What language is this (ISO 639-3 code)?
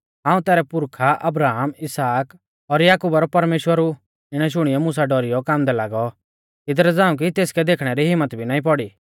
bfz